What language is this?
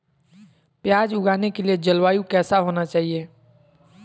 Magahi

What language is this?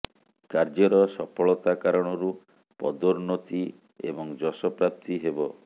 Odia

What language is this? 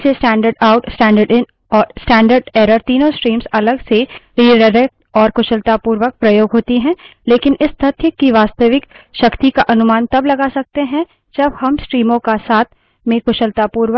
Hindi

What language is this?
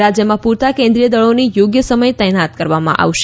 Gujarati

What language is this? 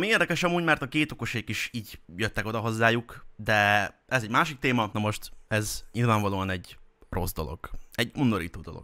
Hungarian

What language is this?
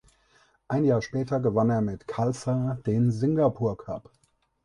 German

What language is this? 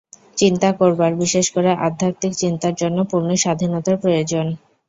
Bangla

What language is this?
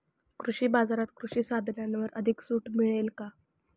Marathi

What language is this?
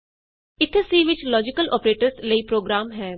Punjabi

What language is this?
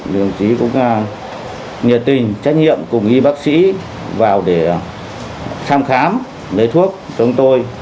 Vietnamese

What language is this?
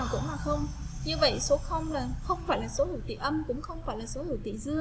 Vietnamese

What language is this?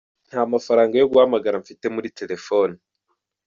Kinyarwanda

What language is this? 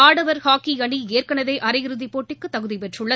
Tamil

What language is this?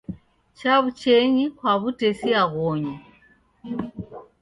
Taita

